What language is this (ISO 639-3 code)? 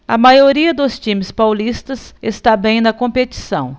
por